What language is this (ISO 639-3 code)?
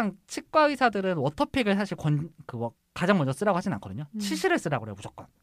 kor